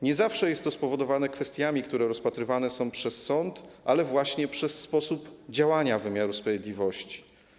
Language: Polish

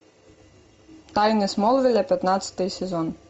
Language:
Russian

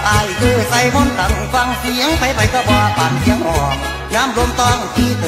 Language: Thai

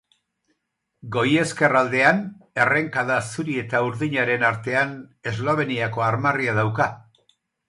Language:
Basque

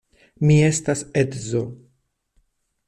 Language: Esperanto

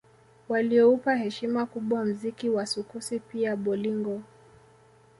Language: Swahili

